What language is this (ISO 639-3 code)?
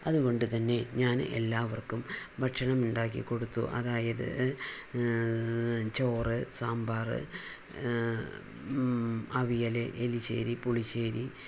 mal